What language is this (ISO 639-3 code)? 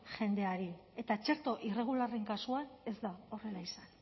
eus